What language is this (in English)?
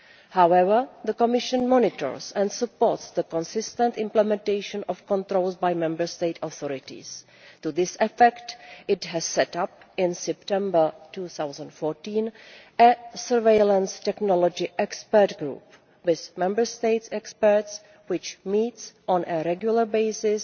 English